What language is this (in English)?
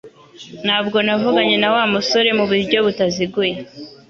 Kinyarwanda